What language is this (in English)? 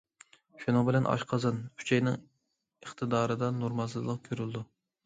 Uyghur